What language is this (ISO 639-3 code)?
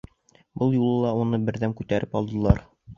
bak